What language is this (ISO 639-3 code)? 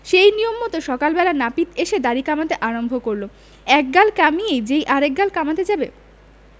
ben